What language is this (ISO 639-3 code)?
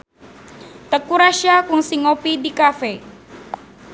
sun